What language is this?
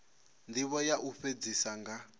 Venda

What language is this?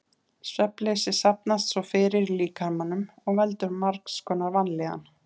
Icelandic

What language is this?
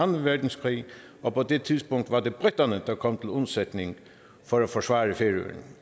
Danish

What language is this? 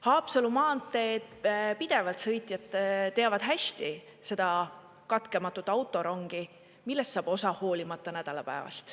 Estonian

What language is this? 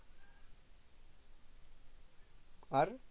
Bangla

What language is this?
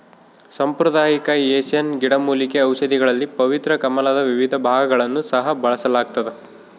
Kannada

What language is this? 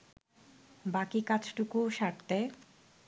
Bangla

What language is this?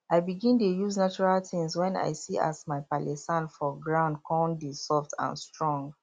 Nigerian Pidgin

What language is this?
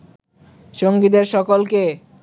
Bangla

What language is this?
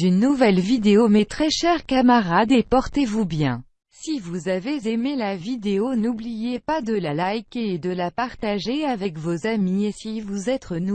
French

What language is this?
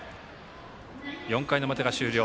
Japanese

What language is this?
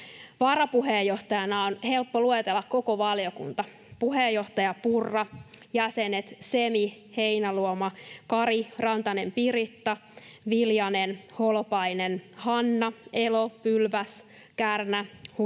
Finnish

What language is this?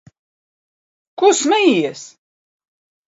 Latvian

